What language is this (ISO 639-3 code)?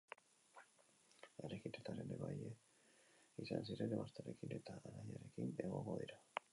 eus